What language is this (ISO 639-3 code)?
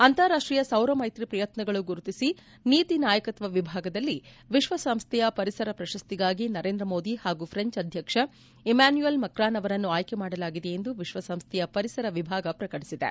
kan